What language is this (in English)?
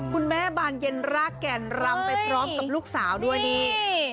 Thai